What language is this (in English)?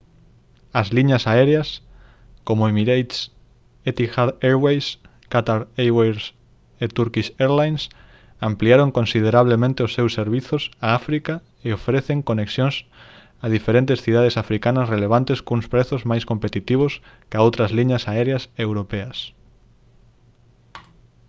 Galician